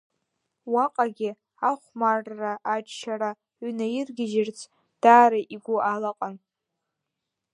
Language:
Abkhazian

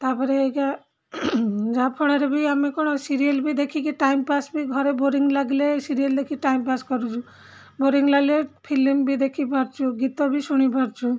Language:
Odia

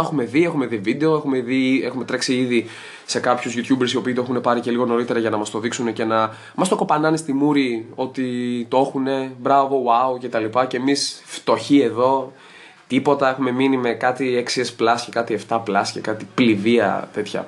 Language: Greek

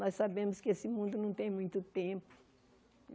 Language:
Portuguese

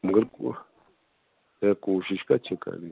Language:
Kashmiri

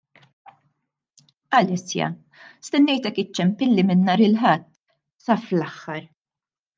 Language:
Maltese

